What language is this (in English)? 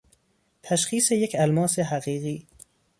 Persian